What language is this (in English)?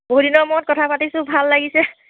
Assamese